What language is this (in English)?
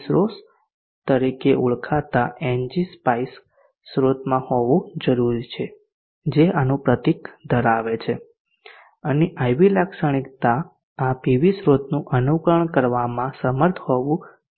Gujarati